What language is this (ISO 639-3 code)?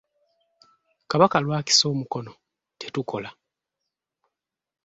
lug